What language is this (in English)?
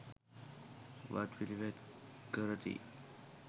Sinhala